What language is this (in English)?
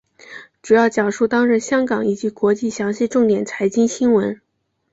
Chinese